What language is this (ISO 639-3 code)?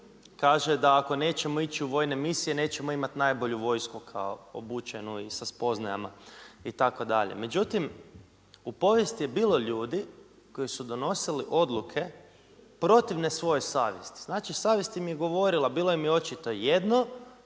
hrv